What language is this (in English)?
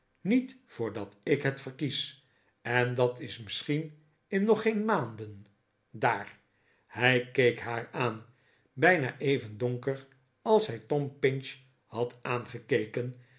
Dutch